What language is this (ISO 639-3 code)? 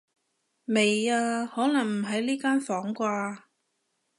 yue